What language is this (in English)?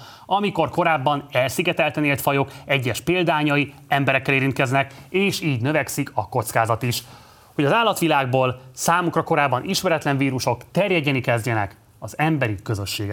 Hungarian